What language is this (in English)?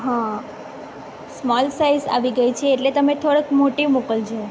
Gujarati